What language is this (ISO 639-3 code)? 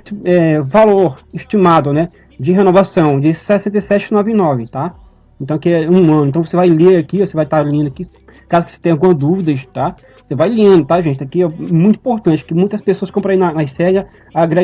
por